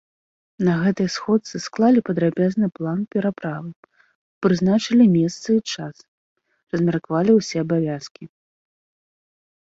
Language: Belarusian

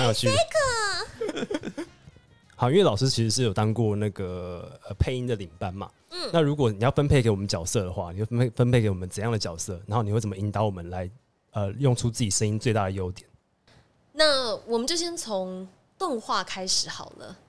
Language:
Chinese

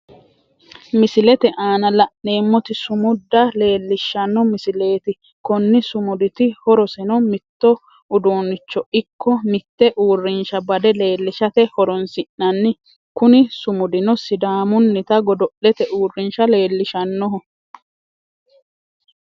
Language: Sidamo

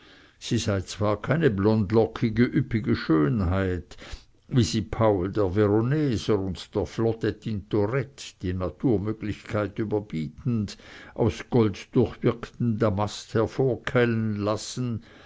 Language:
German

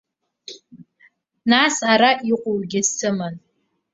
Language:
Abkhazian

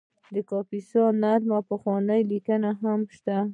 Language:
Pashto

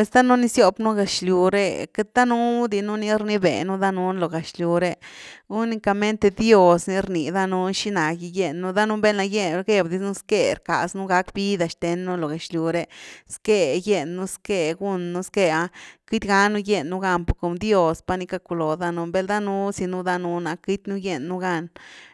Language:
Güilá Zapotec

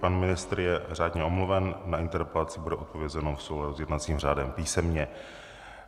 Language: Czech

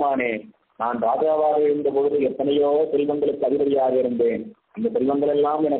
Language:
Arabic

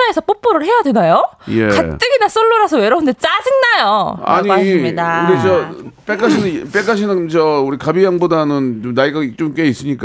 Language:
Korean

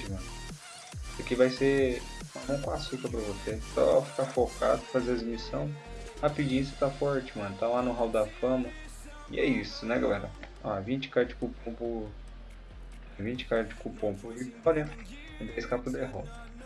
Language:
Portuguese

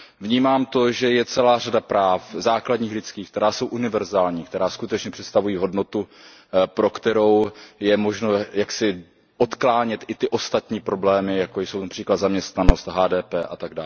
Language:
Czech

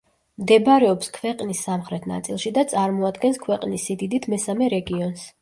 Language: Georgian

